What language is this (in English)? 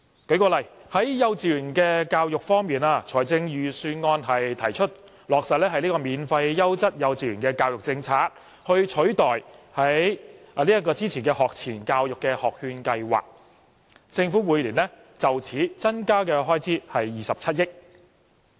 Cantonese